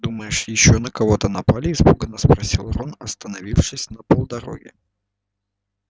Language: Russian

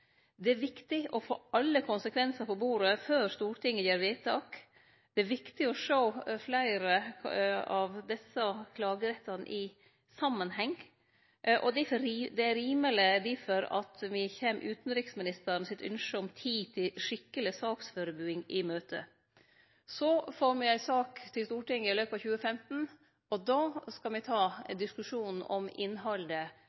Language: Norwegian Nynorsk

